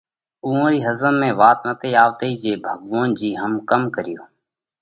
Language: Parkari Koli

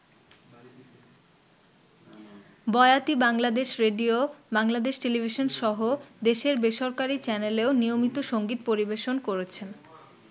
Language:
Bangla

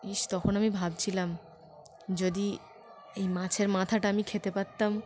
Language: Bangla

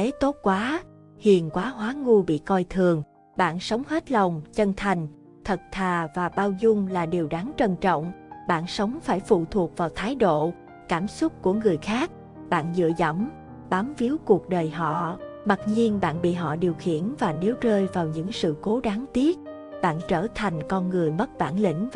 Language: Vietnamese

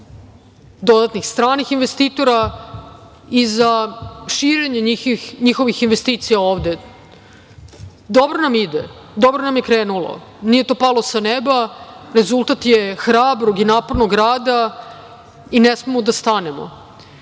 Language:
Serbian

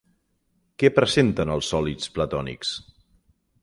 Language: Catalan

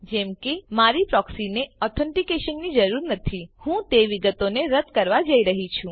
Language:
Gujarati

